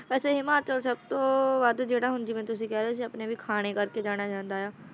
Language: Punjabi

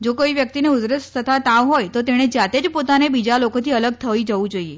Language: Gujarati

